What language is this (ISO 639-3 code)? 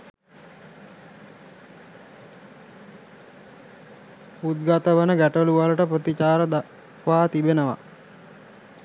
sin